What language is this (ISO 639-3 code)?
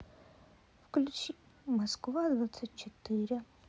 rus